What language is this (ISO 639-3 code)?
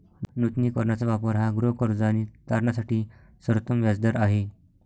mar